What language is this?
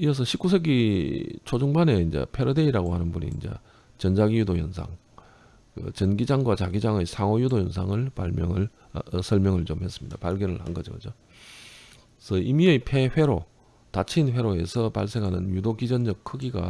Korean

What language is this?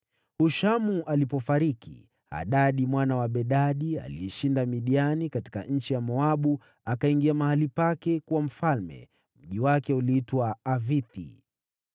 Swahili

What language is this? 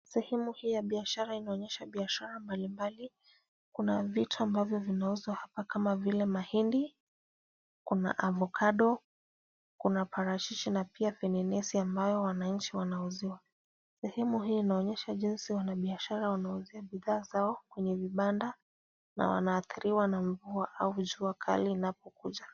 Swahili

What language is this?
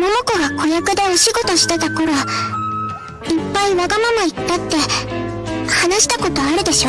Japanese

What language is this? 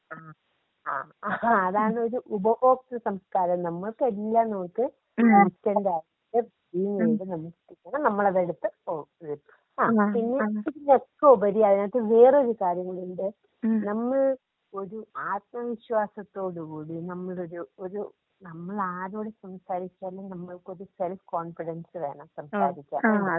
Malayalam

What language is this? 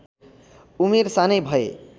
Nepali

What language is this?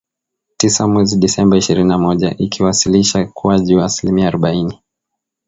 Swahili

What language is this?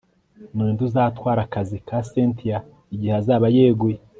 Kinyarwanda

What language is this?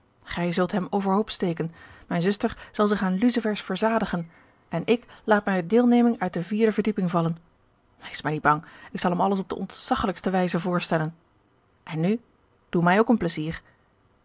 Dutch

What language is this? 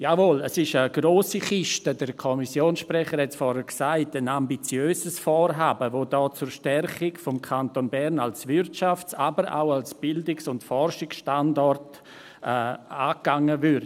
Swiss German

